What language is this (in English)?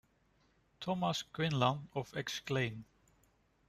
English